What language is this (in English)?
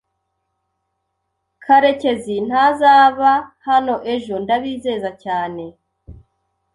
Kinyarwanda